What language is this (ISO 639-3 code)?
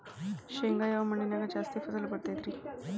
kan